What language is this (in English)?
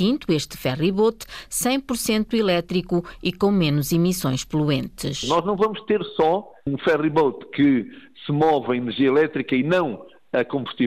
Portuguese